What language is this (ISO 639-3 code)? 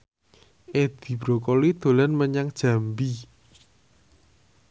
jav